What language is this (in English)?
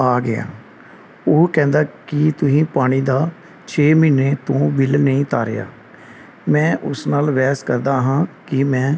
Punjabi